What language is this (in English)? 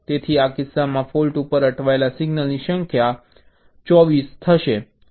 Gujarati